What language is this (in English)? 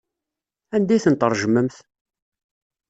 Kabyle